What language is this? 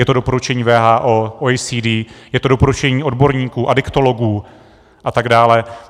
Czech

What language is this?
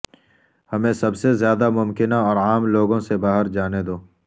Urdu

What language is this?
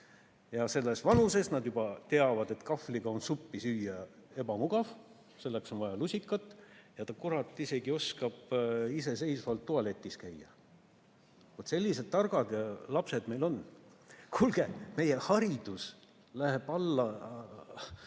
Estonian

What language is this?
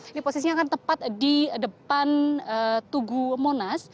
Indonesian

